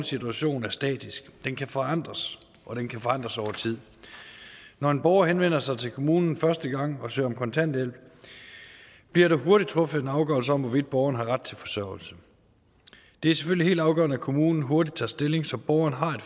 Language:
Danish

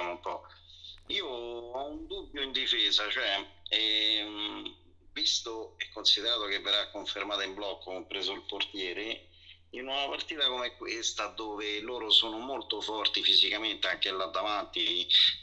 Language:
Italian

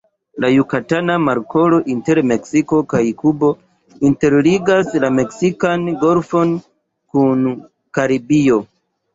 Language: Esperanto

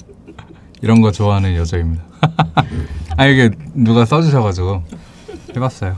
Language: Korean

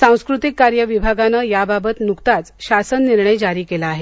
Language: Marathi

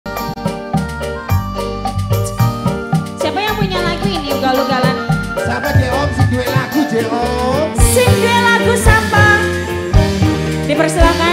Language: Indonesian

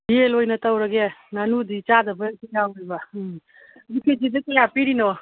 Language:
Manipuri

